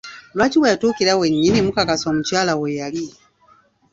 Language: Ganda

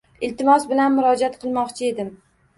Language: Uzbek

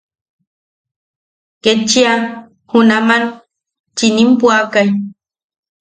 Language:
Yaqui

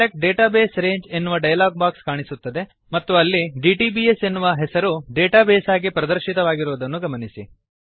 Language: Kannada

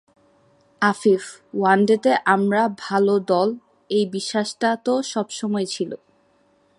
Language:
Bangla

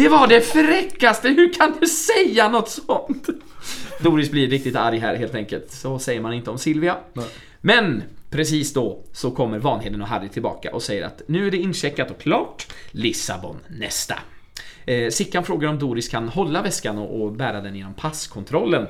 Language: Swedish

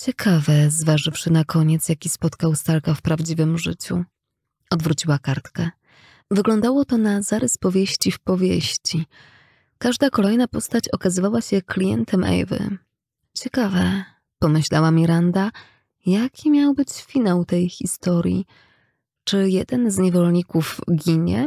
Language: Polish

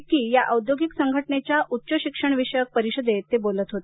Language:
Marathi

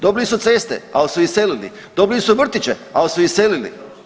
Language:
Croatian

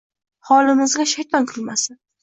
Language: Uzbek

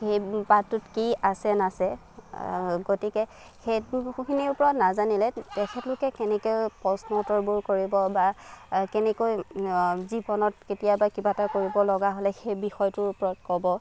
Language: Assamese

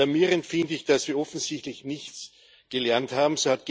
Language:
German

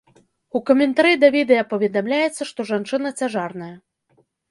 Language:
Belarusian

